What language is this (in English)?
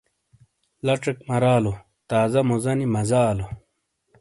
Shina